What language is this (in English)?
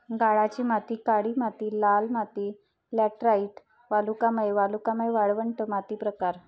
Marathi